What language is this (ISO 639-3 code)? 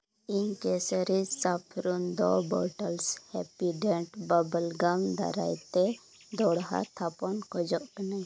sat